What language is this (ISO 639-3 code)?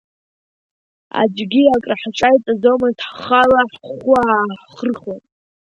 abk